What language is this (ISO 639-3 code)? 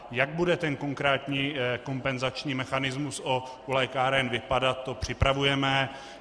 ces